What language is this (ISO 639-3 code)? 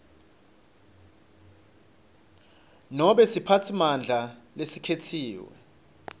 ssw